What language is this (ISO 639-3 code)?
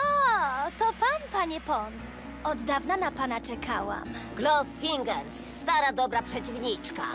pol